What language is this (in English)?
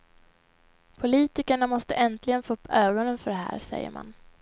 Swedish